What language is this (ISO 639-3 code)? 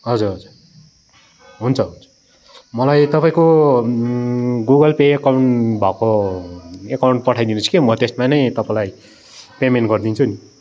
nep